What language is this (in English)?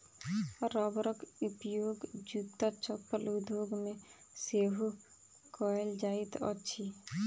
Maithili